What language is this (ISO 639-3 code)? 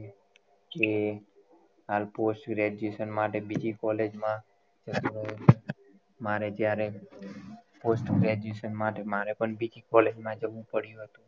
guj